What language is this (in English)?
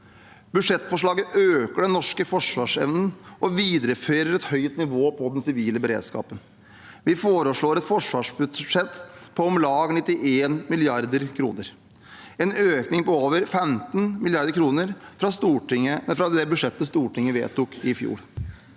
Norwegian